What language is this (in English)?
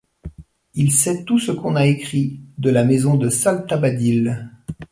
French